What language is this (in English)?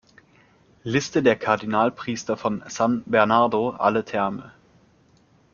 German